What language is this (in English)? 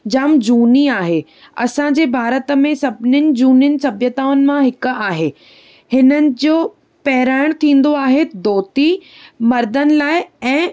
Sindhi